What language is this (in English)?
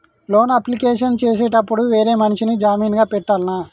Telugu